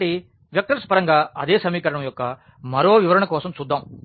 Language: Telugu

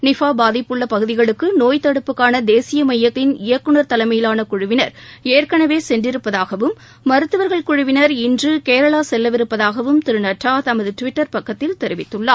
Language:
Tamil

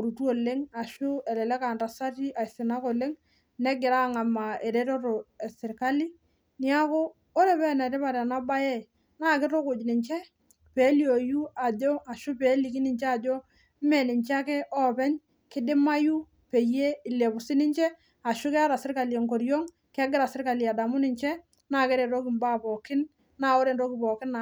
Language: Masai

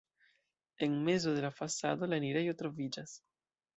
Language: Esperanto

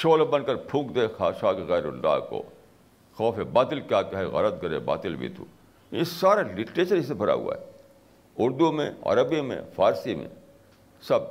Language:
Urdu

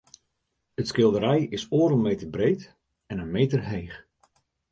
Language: Western Frisian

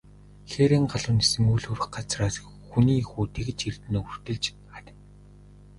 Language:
Mongolian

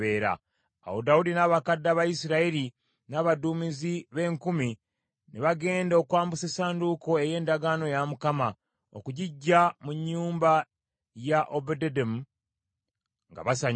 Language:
Ganda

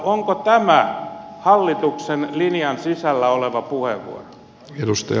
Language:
Finnish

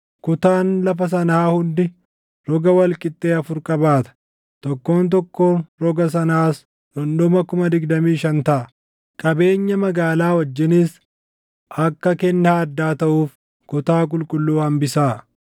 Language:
Oromo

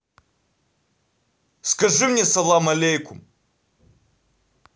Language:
Russian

